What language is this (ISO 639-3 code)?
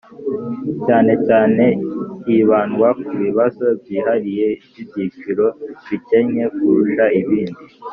kin